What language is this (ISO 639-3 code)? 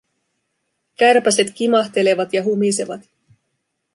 fin